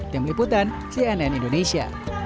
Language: Indonesian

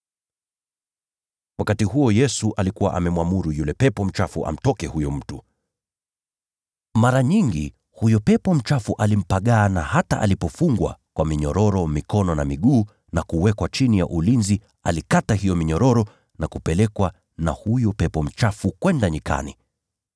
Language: Swahili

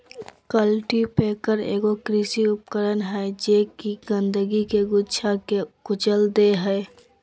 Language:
Magahi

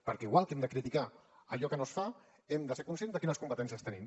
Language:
Catalan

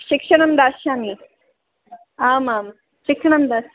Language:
Sanskrit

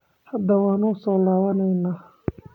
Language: Somali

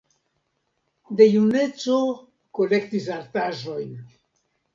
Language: Esperanto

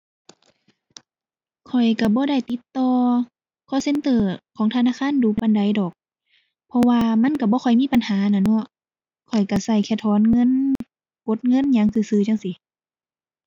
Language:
Thai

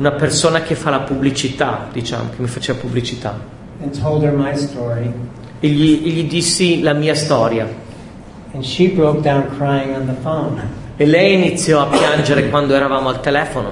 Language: Italian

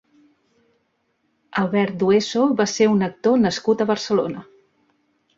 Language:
Catalan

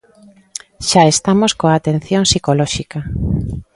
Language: Galician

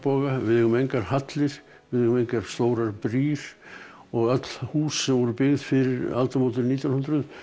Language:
Icelandic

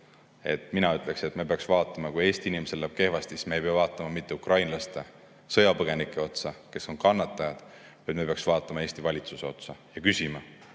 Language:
Estonian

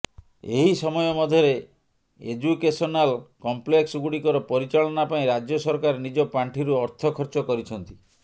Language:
Odia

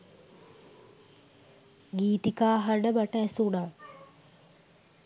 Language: Sinhala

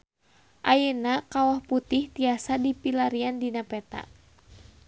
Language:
Sundanese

